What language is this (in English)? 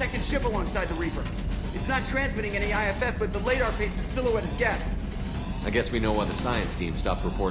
English